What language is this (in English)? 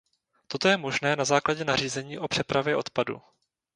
Czech